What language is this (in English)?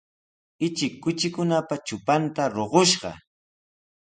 Sihuas Ancash Quechua